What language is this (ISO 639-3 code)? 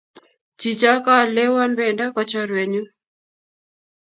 kln